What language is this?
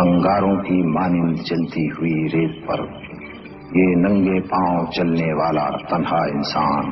Hindi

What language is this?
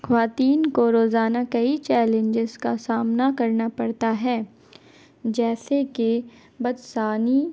Urdu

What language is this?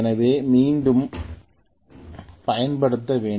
Tamil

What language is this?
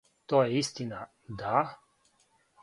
Serbian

